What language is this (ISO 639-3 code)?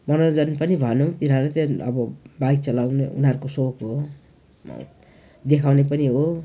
nep